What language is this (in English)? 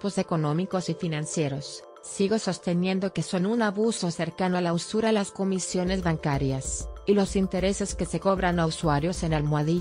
Spanish